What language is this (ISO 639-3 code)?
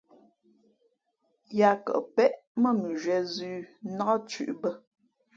fmp